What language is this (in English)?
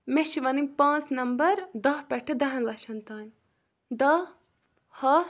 Kashmiri